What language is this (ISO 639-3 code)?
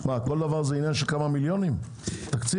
heb